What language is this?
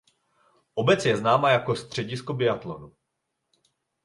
Czech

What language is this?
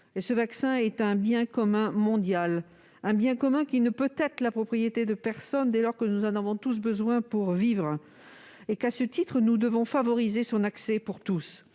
French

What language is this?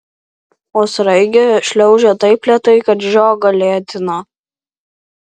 Lithuanian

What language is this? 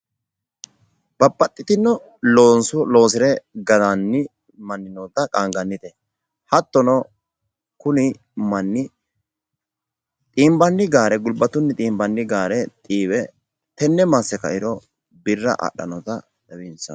Sidamo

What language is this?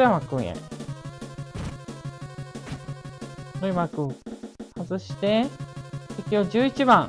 Japanese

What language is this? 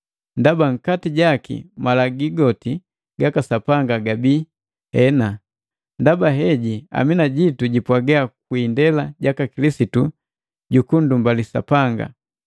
Matengo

